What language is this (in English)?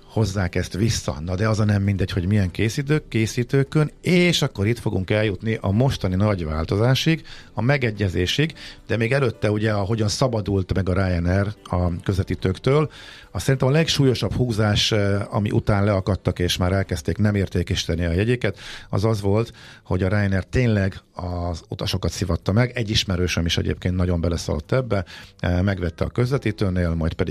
Hungarian